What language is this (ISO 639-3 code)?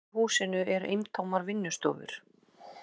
isl